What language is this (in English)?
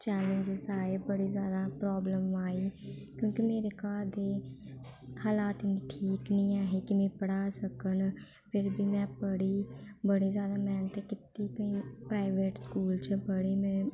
Dogri